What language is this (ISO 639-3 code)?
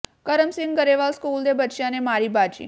pan